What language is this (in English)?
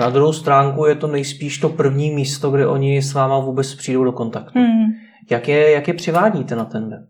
Czech